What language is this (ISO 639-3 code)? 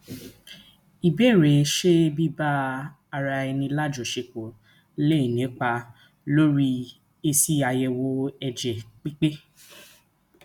yor